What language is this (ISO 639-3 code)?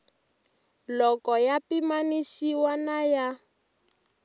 tso